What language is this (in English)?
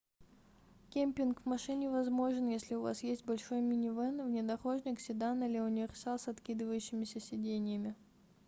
Russian